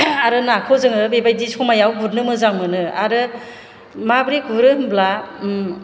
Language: Bodo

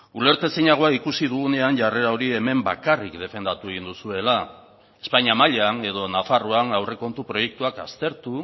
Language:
Basque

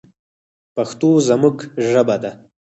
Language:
Pashto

